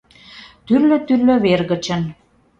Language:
Mari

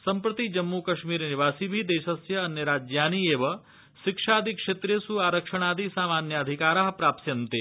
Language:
Sanskrit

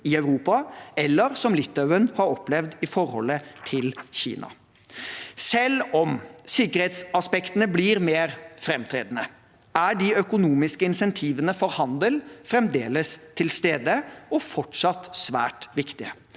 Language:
Norwegian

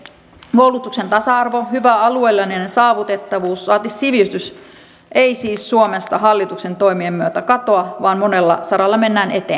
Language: Finnish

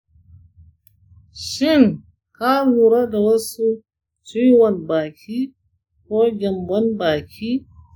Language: Hausa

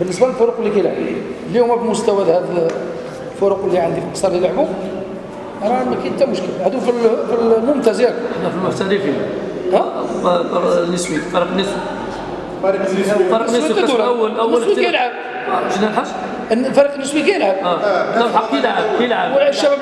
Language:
Arabic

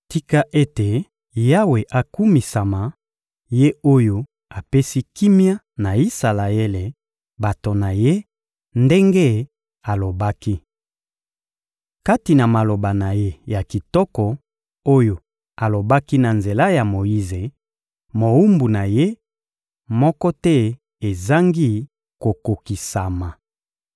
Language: Lingala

